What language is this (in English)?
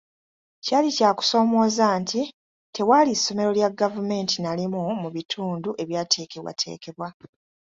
Ganda